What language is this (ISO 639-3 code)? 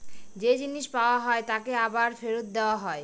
ben